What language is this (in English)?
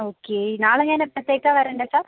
Malayalam